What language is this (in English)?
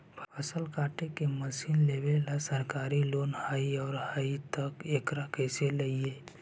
Magahi